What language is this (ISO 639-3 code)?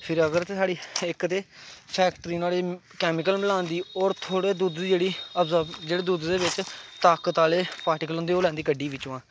doi